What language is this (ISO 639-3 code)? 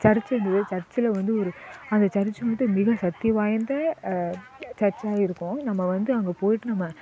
tam